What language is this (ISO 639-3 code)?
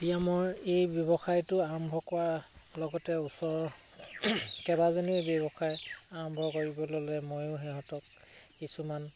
asm